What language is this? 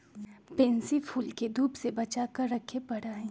Magahi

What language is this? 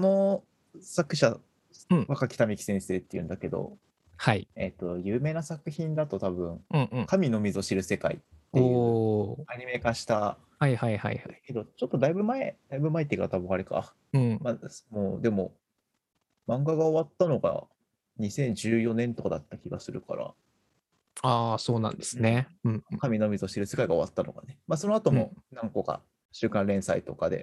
Japanese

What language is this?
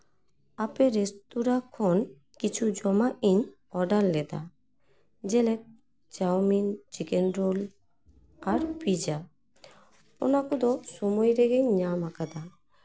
Santali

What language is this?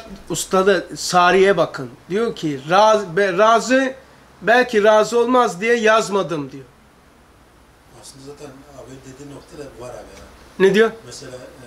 Turkish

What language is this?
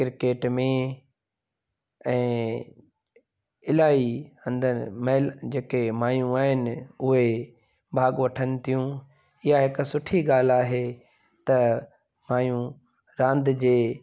Sindhi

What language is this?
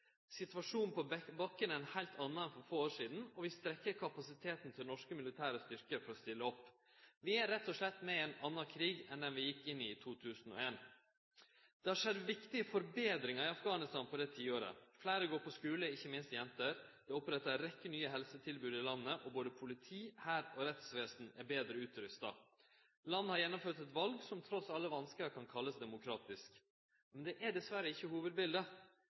Norwegian Nynorsk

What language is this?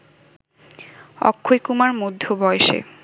Bangla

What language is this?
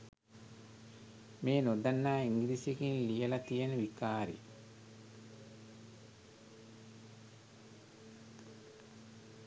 Sinhala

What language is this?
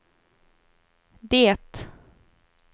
Swedish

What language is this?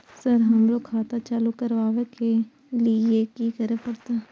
Maithili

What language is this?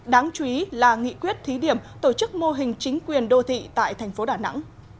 Vietnamese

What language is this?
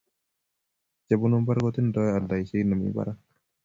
Kalenjin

